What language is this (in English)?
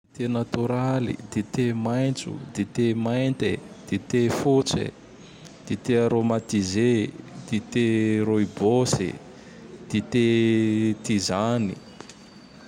Tandroy-Mahafaly Malagasy